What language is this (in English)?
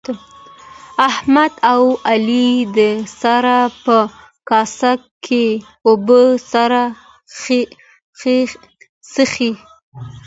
Pashto